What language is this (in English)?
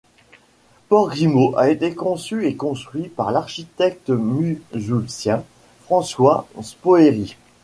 French